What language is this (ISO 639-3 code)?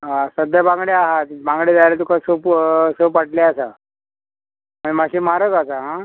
kok